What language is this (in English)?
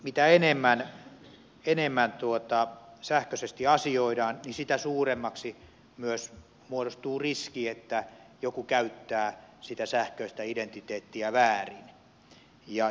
Finnish